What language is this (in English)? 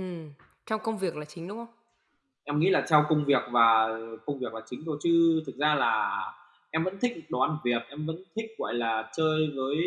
Vietnamese